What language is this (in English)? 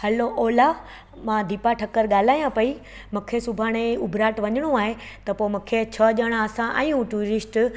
Sindhi